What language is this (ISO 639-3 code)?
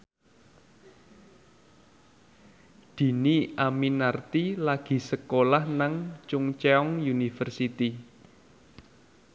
jav